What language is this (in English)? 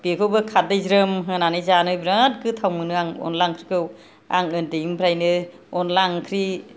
Bodo